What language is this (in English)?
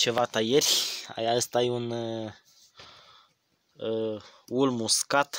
Romanian